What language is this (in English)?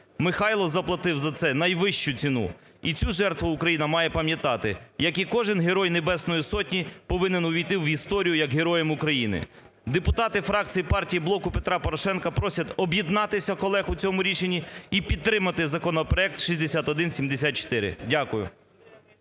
Ukrainian